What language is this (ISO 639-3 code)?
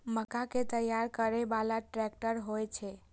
mai